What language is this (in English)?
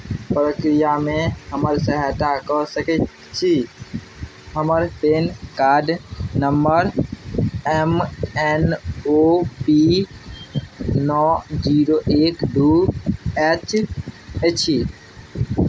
Maithili